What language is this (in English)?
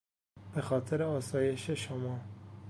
Persian